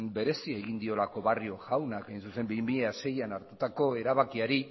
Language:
Basque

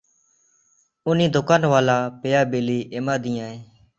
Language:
Santali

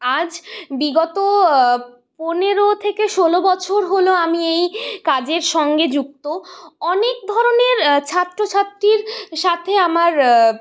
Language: Bangla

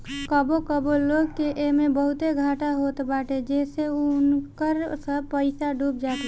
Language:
Bhojpuri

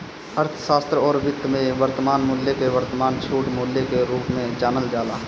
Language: Bhojpuri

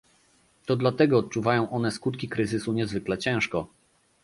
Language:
Polish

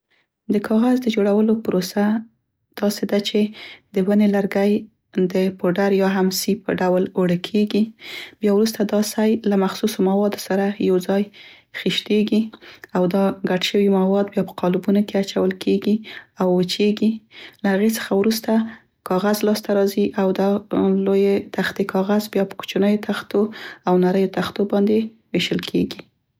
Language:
Central Pashto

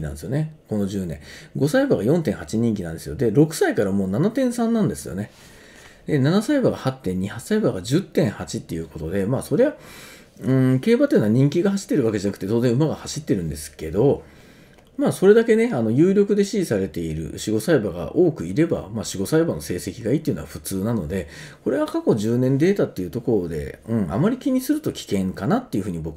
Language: Japanese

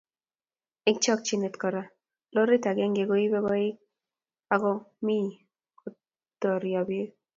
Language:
Kalenjin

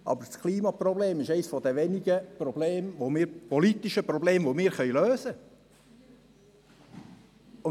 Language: Swiss German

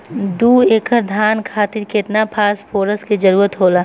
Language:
Bhojpuri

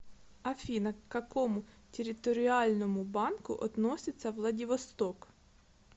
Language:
Russian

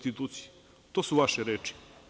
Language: Serbian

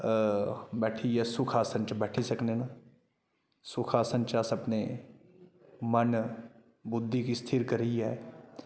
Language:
Dogri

